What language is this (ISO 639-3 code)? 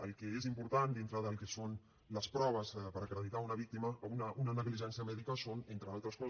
cat